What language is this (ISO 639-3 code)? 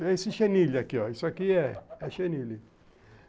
por